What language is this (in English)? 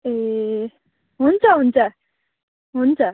Nepali